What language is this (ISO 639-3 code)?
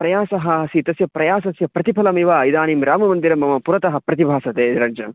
san